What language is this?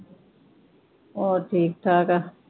Punjabi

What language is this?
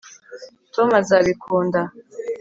Kinyarwanda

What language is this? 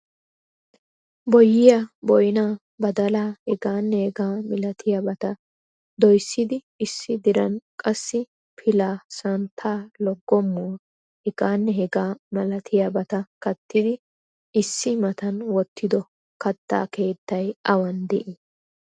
Wolaytta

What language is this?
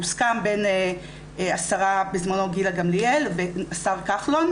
Hebrew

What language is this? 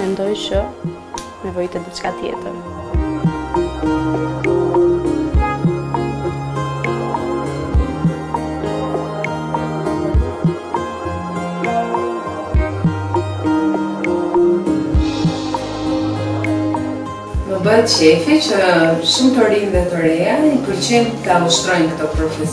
Romanian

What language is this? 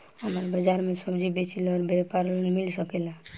Bhojpuri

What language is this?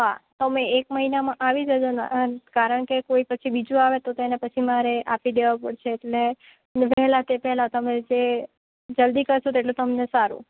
Gujarati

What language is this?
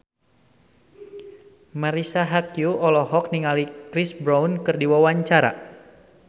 Sundanese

